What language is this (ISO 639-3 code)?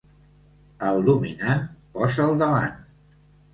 cat